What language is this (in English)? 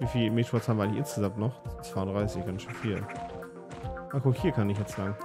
German